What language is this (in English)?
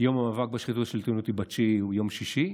Hebrew